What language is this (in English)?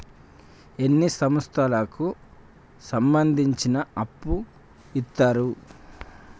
Telugu